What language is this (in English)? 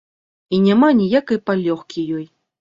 Belarusian